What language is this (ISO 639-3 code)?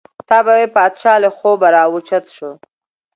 pus